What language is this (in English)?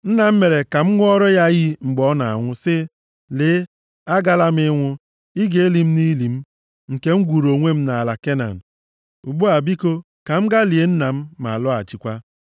Igbo